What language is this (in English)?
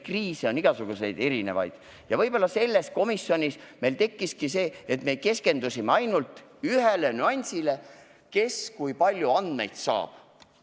Estonian